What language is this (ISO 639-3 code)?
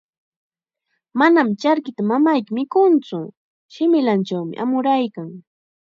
qxa